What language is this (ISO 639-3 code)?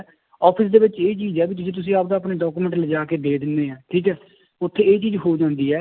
pan